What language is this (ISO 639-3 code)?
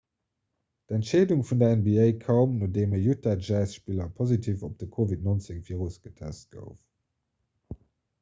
ltz